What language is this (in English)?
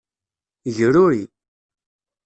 Kabyle